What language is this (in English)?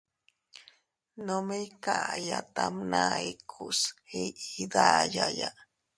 Teutila Cuicatec